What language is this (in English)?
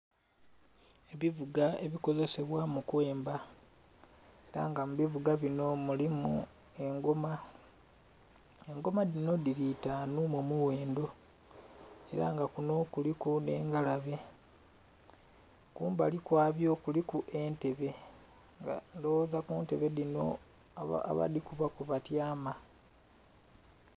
Soga